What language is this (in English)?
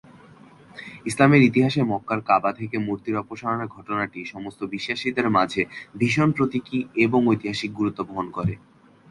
Bangla